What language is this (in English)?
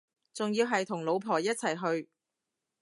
Cantonese